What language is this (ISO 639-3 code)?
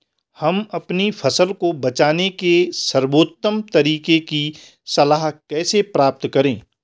hin